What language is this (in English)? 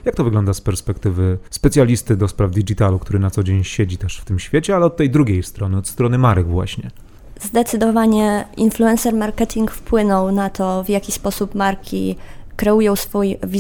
Polish